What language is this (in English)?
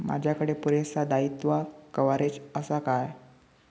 Marathi